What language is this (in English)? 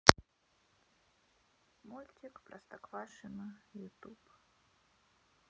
Russian